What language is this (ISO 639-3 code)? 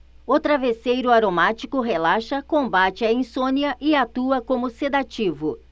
por